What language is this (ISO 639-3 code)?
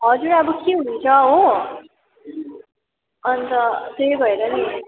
nep